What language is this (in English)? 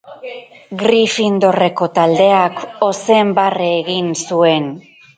Basque